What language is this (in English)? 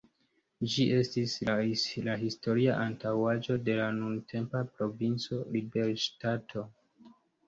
Esperanto